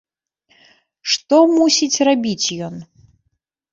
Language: Belarusian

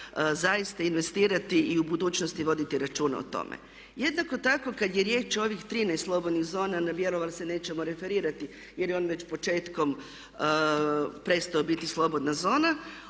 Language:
Croatian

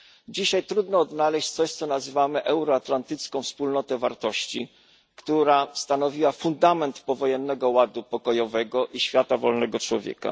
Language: Polish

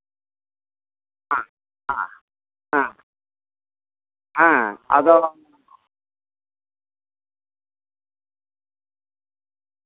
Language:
Santali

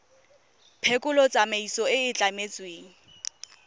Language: Tswana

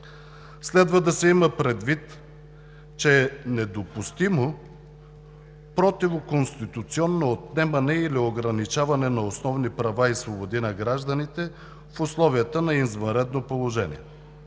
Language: Bulgarian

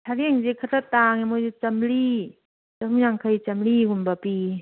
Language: Manipuri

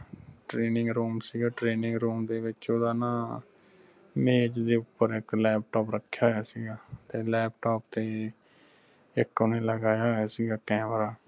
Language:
Punjabi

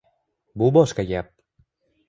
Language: Uzbek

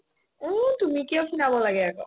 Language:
Assamese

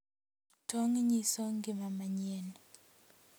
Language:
Luo (Kenya and Tanzania)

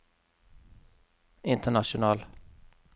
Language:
Norwegian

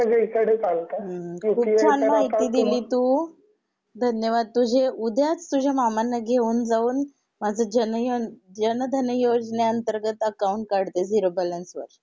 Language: Marathi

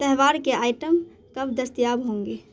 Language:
Urdu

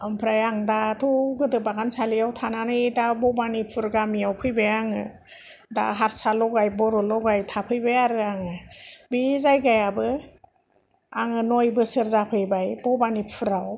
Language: Bodo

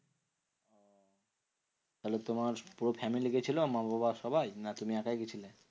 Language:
Bangla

